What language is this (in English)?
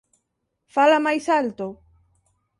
Galician